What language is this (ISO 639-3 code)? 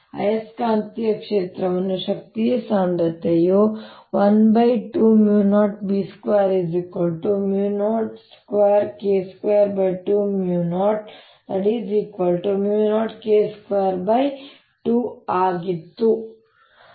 kan